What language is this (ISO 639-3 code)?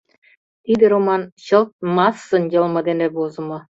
chm